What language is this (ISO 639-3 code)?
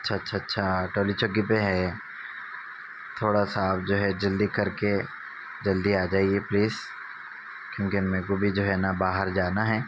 urd